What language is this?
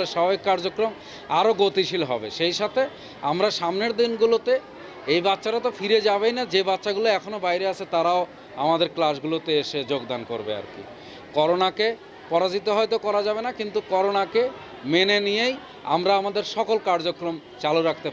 Bangla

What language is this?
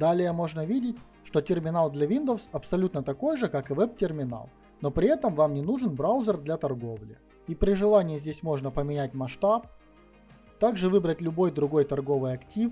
Russian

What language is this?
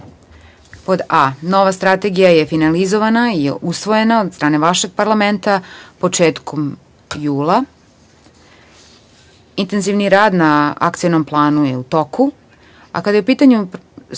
Serbian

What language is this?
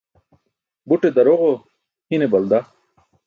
Burushaski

